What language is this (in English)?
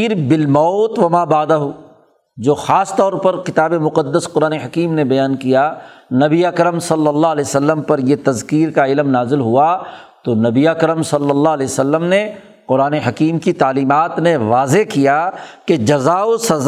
Urdu